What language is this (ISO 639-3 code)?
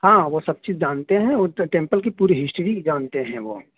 urd